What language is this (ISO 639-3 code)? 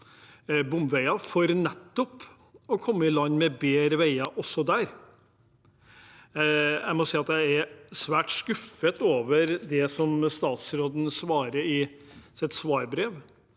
nor